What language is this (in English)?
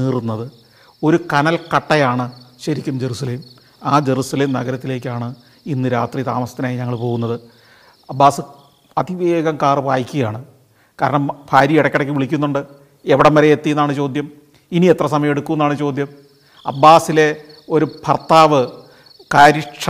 Malayalam